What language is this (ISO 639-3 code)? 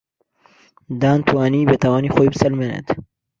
ckb